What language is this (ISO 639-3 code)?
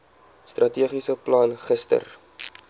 afr